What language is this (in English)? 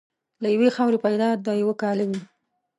Pashto